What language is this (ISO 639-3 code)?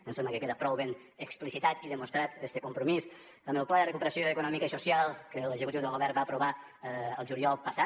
cat